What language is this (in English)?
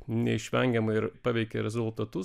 Lithuanian